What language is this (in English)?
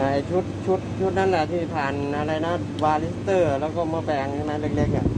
Thai